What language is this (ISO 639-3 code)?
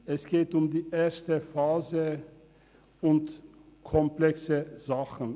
gsw